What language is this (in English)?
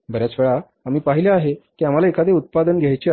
Marathi